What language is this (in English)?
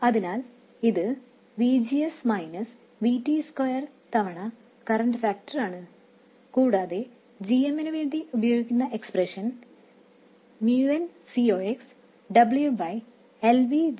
Malayalam